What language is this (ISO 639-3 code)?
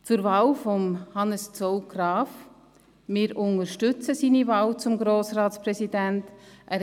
gsw